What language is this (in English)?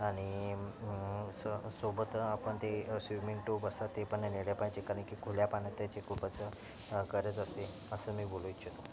Marathi